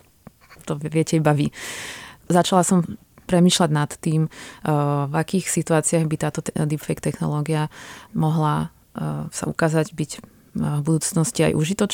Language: Czech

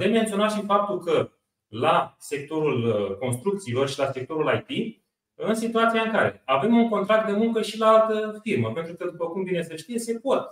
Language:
Romanian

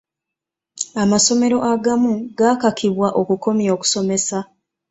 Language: Ganda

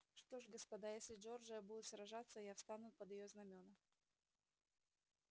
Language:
Russian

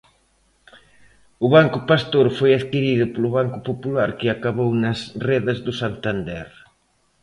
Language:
Galician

